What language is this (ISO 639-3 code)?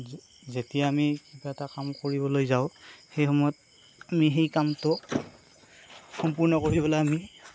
asm